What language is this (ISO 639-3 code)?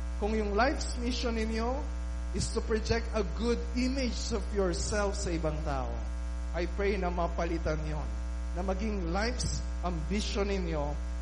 fil